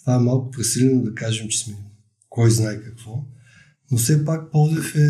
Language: Bulgarian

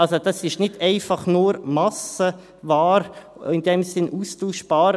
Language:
Swiss German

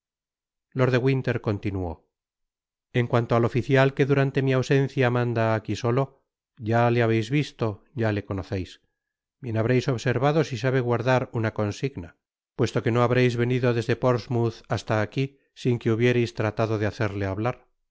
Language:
Spanish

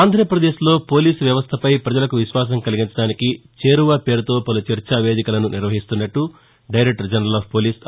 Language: Telugu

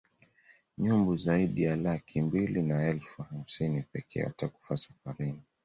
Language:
Swahili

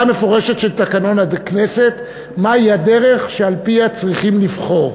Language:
Hebrew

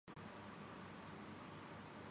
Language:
Urdu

